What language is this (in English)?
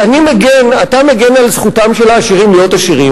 Hebrew